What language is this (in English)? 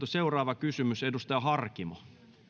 Finnish